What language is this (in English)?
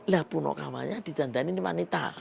Indonesian